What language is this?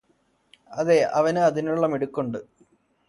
Malayalam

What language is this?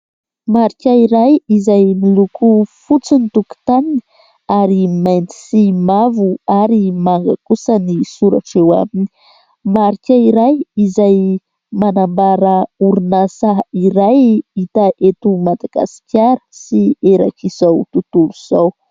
Malagasy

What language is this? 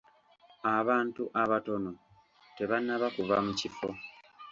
Ganda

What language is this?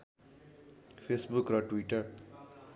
Nepali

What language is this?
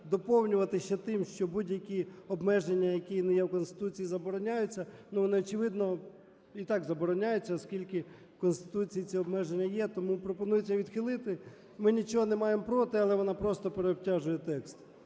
Ukrainian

